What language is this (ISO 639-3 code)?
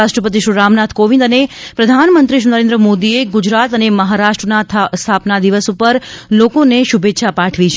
guj